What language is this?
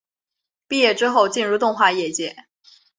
Chinese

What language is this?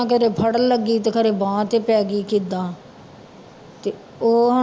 Punjabi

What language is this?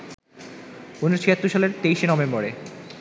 Bangla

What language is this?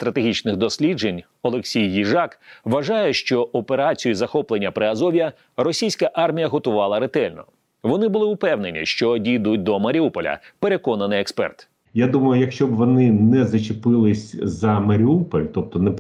Ukrainian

